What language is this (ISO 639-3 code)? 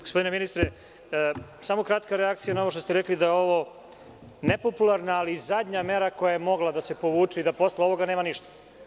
srp